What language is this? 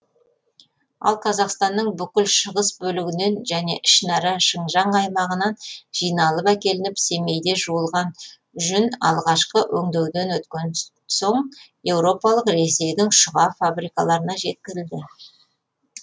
Kazakh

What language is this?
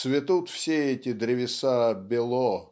Russian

